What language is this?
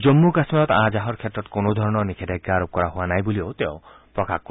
Assamese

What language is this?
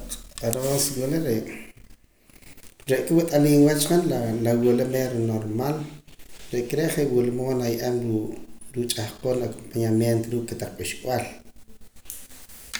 Poqomam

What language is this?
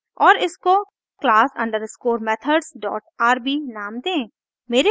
Hindi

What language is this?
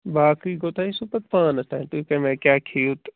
Kashmiri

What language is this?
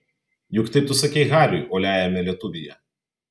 Lithuanian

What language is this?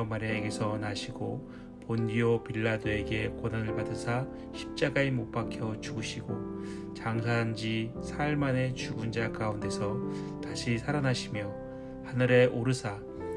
Korean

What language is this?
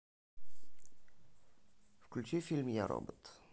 Russian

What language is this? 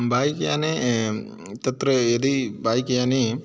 Sanskrit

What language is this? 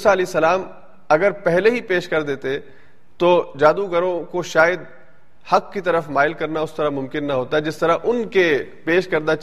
Urdu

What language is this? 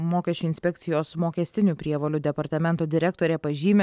Lithuanian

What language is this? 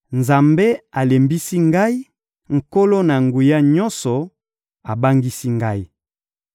Lingala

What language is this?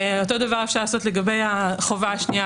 Hebrew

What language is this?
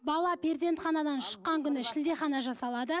Kazakh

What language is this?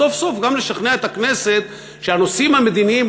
Hebrew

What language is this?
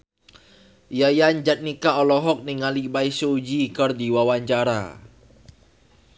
Sundanese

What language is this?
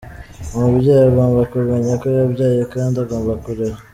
Kinyarwanda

